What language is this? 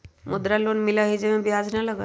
Magahi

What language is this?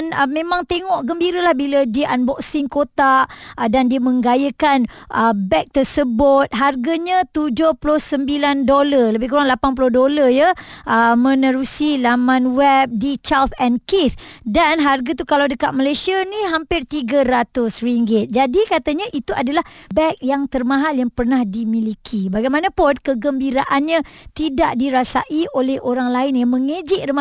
Malay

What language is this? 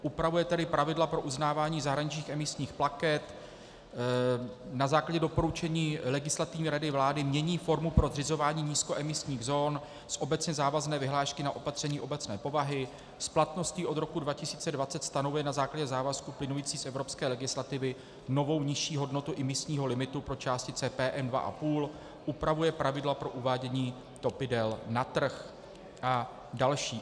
Czech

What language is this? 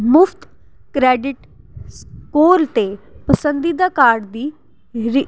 Punjabi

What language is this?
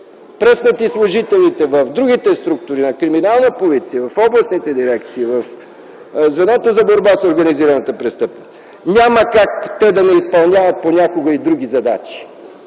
Bulgarian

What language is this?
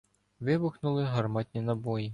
Ukrainian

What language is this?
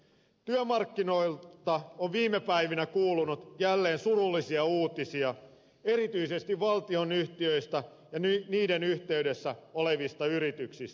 Finnish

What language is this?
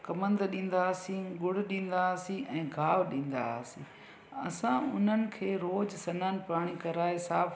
Sindhi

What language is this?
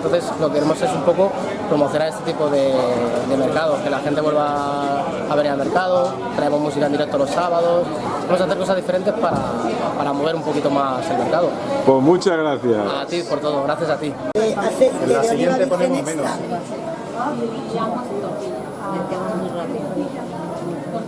Spanish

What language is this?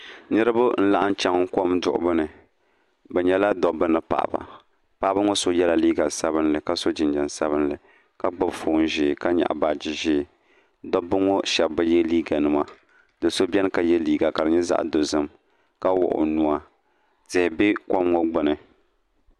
Dagbani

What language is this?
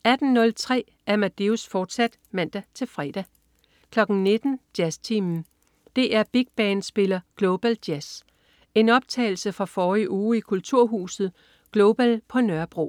Danish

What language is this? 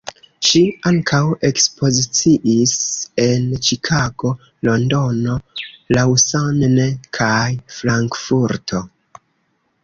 Esperanto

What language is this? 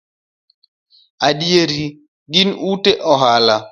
Luo (Kenya and Tanzania)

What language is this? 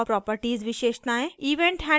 Hindi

